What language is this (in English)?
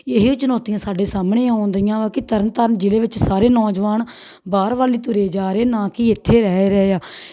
Punjabi